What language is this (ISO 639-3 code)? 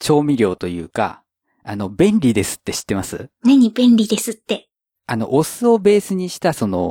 jpn